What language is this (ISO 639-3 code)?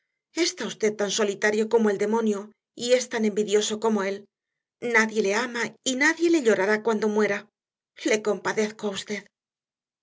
spa